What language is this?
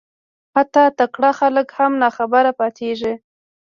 Pashto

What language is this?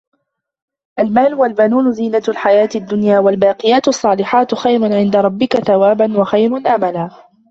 Arabic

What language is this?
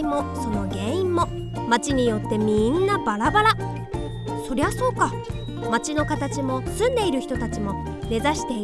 Japanese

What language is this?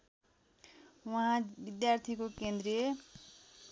Nepali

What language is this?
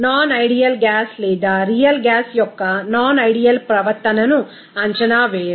Telugu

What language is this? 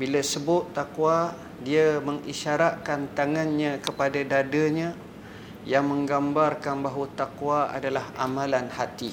Malay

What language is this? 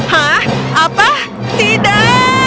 Indonesian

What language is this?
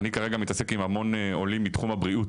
Hebrew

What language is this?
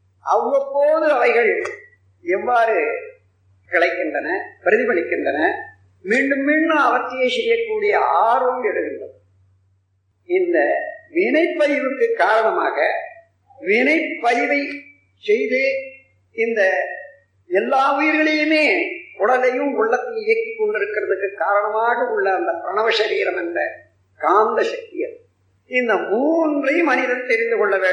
Tamil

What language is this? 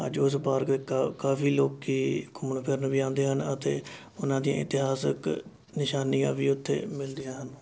Punjabi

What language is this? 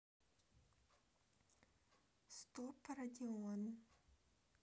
Russian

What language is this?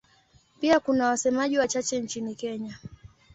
Swahili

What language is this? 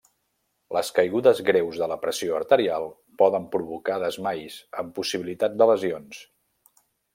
Catalan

